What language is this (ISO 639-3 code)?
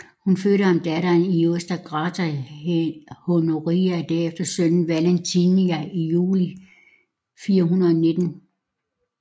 dan